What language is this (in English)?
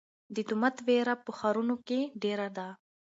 Pashto